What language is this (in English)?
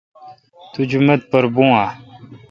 Kalkoti